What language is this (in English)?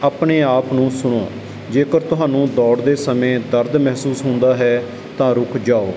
Punjabi